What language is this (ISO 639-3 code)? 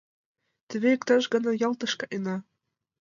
chm